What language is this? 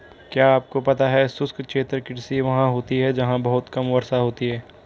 Hindi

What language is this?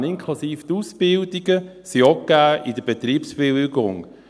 Swiss German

